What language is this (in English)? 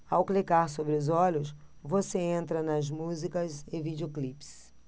Portuguese